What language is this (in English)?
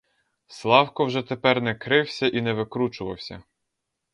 Ukrainian